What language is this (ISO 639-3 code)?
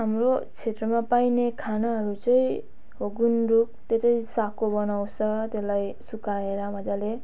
nep